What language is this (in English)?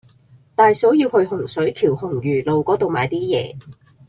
Cantonese